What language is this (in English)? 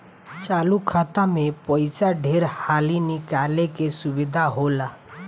Bhojpuri